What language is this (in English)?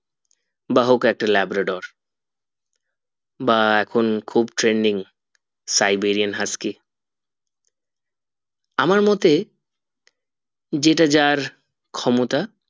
Bangla